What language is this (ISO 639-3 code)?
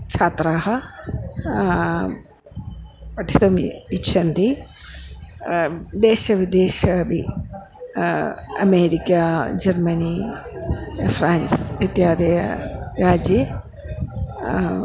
san